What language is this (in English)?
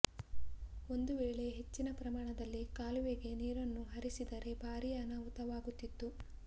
Kannada